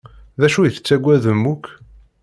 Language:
Kabyle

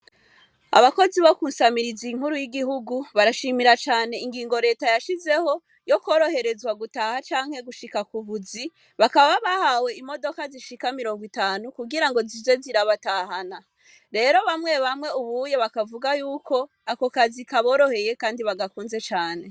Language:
Rundi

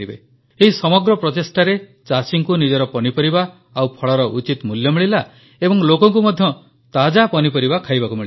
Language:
Odia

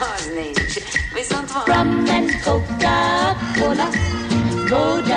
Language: Hungarian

